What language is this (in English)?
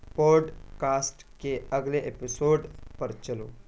Urdu